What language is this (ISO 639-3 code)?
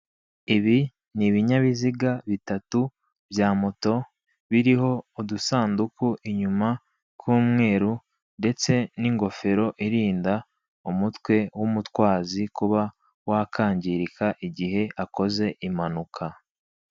kin